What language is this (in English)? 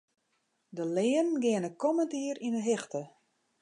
Western Frisian